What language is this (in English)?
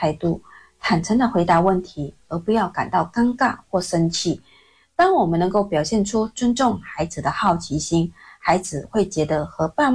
Chinese